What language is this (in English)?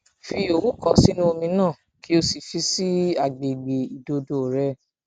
Yoruba